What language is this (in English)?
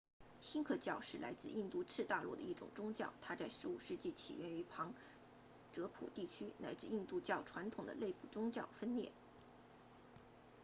Chinese